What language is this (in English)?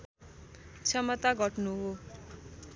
Nepali